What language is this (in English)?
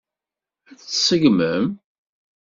Kabyle